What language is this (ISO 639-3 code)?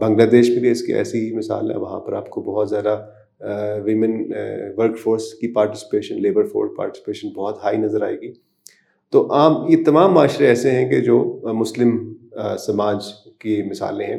urd